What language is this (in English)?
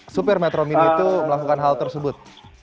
Indonesian